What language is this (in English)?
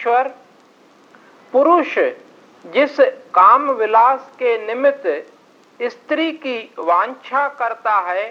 Hindi